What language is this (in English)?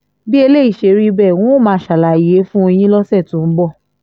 Yoruba